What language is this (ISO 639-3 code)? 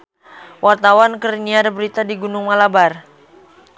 sun